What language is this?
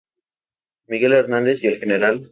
Spanish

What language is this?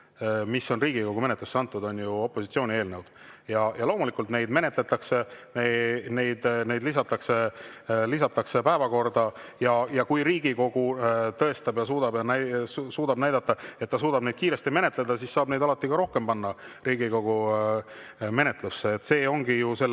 Estonian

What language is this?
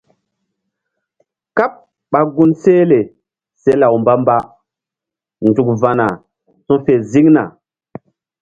Mbum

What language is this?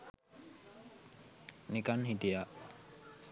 Sinhala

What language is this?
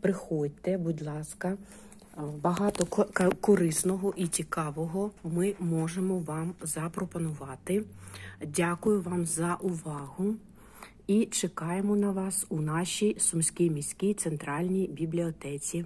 Ukrainian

